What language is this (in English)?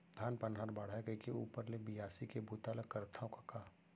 Chhattisgarhi